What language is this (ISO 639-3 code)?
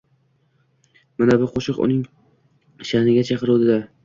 uzb